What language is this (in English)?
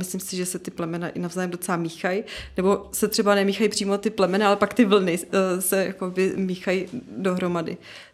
Czech